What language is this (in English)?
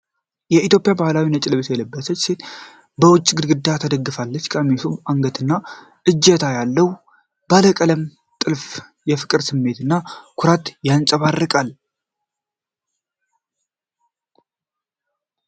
Amharic